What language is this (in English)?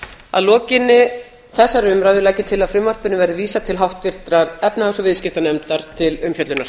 Icelandic